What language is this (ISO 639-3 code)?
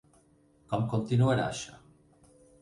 cat